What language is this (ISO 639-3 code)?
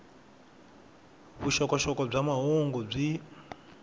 tso